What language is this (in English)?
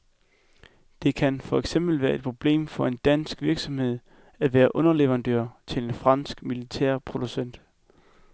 Danish